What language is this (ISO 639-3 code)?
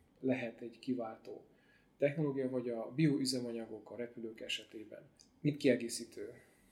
hun